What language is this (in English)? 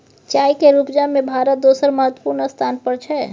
Maithili